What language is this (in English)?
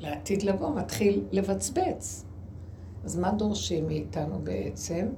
Hebrew